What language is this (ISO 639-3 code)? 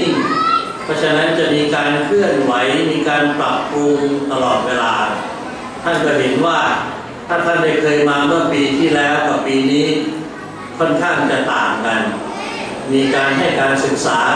tha